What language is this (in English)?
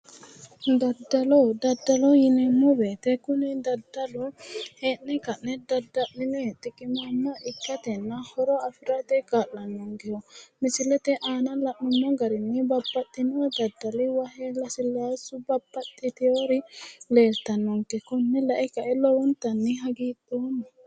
Sidamo